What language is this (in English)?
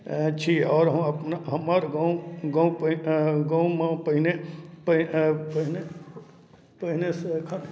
Maithili